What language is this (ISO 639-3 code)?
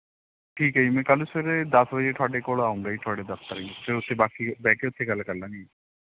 pan